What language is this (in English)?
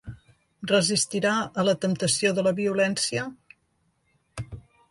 Catalan